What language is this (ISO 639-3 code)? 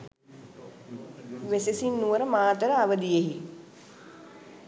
sin